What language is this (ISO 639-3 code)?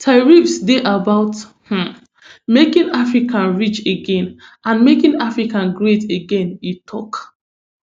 pcm